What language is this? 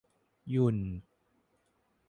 Thai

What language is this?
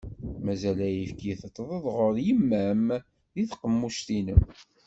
Kabyle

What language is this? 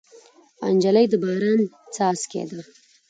Pashto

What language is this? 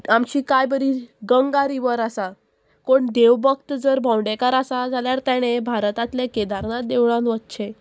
Konkani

